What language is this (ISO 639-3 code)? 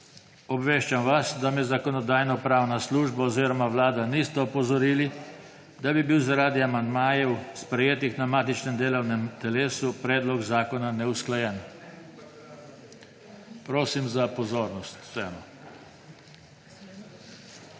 slv